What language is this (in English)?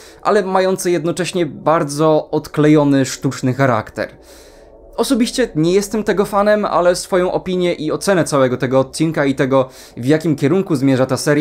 Polish